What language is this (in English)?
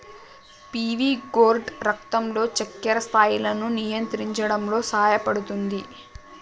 Telugu